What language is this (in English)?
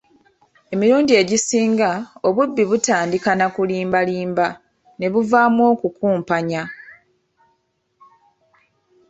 Ganda